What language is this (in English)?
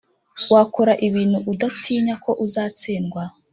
Kinyarwanda